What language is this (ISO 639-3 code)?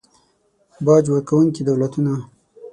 pus